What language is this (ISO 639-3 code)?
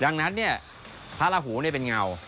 tha